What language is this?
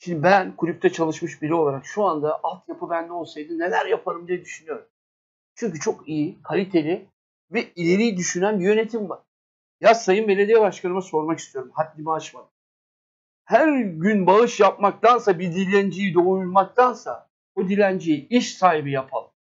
Turkish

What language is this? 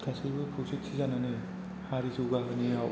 Bodo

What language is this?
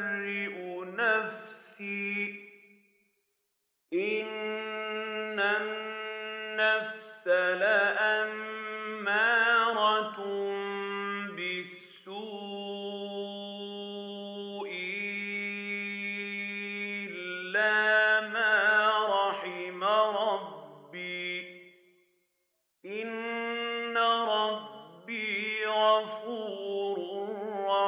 Arabic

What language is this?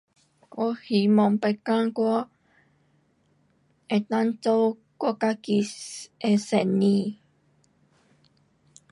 Pu-Xian Chinese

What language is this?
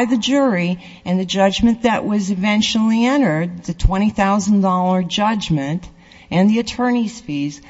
English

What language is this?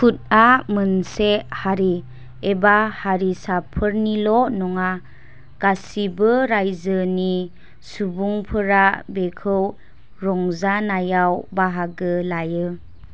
Bodo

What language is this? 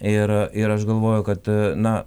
Lithuanian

